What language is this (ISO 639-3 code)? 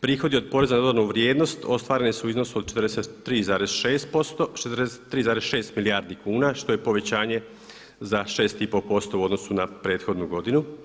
hrv